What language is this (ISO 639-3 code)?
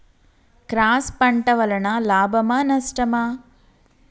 tel